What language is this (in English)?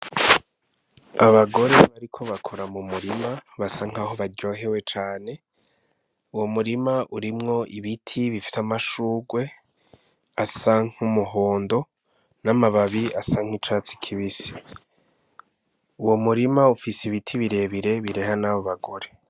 Rundi